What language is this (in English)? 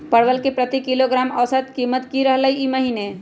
Magahi